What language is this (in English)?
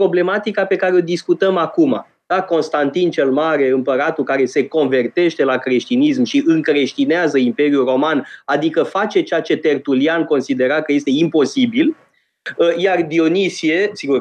Romanian